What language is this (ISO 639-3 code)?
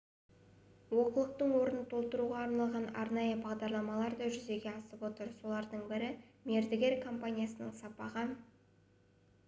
kaz